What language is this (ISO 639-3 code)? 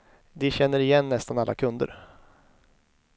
swe